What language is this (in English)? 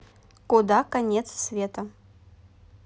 Russian